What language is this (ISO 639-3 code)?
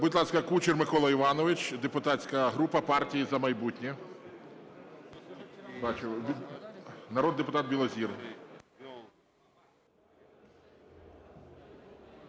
ukr